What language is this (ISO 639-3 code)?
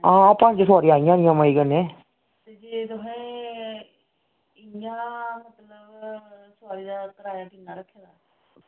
doi